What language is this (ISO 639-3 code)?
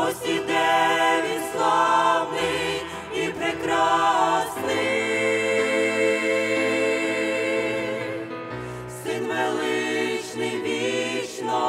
ukr